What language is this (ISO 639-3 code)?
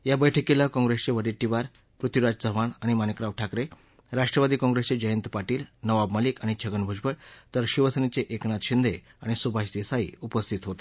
mar